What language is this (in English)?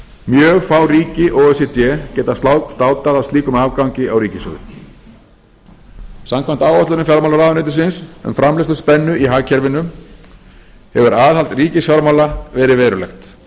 Icelandic